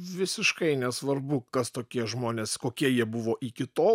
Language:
Lithuanian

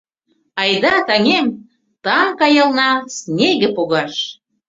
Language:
Mari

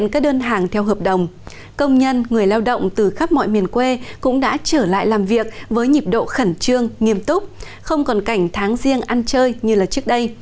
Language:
Vietnamese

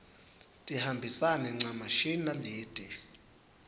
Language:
Swati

